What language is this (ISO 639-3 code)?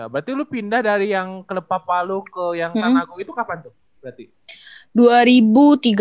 ind